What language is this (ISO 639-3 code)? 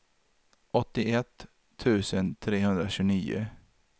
swe